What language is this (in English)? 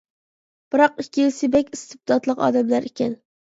Uyghur